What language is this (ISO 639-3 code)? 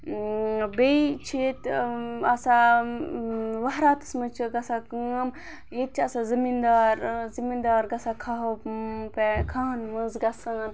kas